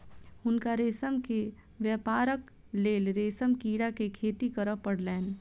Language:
Maithili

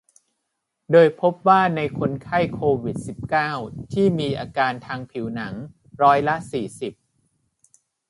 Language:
Thai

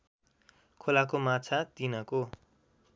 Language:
Nepali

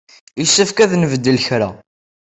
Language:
Kabyle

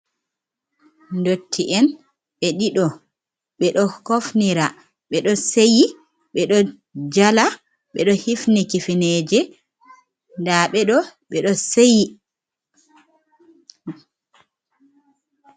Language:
Fula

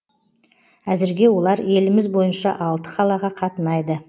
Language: Kazakh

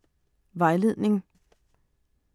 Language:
Danish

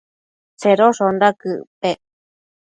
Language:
Matsés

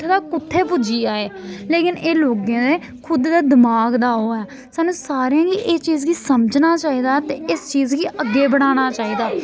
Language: Dogri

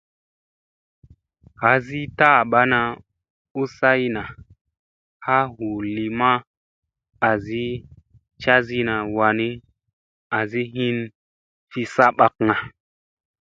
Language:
Musey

